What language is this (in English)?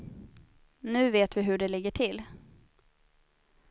Swedish